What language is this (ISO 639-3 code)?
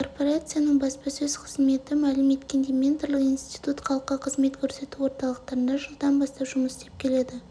kaz